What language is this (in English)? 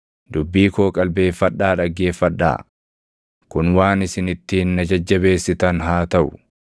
Oromo